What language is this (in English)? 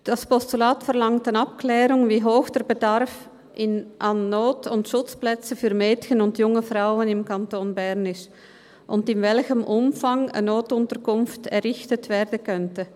Swiss German